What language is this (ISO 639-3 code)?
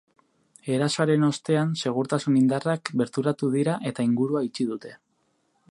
eus